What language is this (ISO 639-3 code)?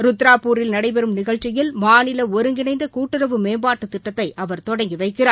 tam